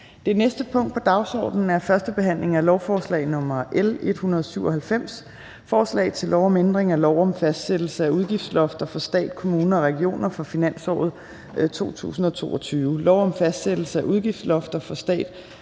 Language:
Danish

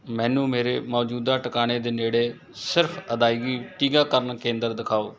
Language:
Punjabi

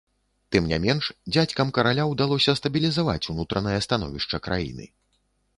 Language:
Belarusian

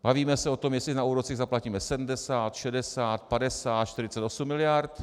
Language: Czech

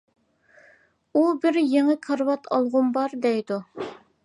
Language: Uyghur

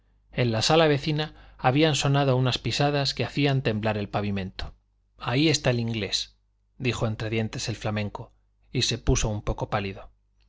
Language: Spanish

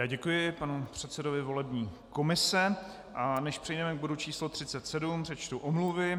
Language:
Czech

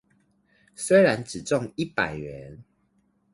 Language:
Chinese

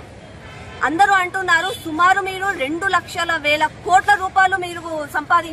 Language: Hindi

